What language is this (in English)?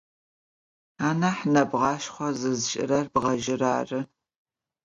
Adyghe